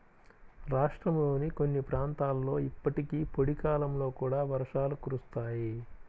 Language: Telugu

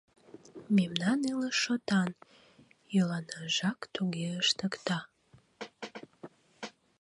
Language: Mari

